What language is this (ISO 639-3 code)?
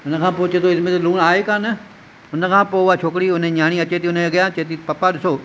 snd